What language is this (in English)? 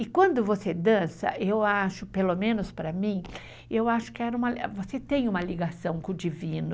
Portuguese